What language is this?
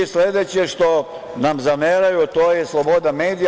Serbian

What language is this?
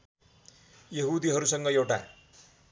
Nepali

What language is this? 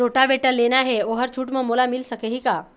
Chhattisgarhi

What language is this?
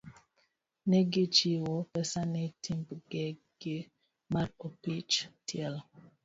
Luo (Kenya and Tanzania)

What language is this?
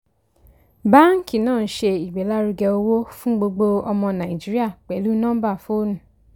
Yoruba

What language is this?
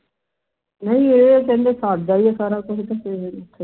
Punjabi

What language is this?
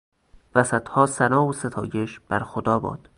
Persian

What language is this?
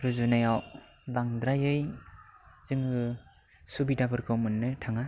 Bodo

